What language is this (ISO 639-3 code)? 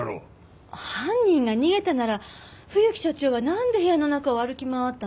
jpn